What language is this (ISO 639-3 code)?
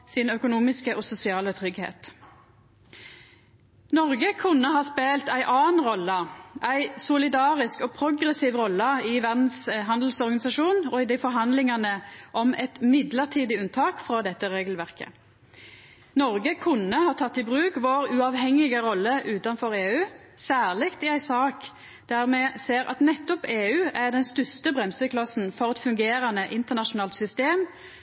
nno